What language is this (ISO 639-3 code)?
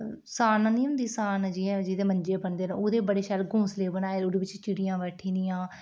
doi